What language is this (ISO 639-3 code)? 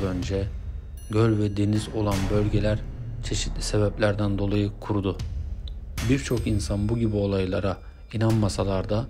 tur